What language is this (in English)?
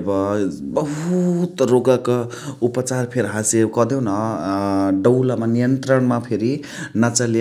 Chitwania Tharu